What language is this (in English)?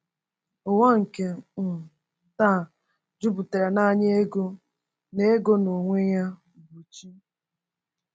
Igbo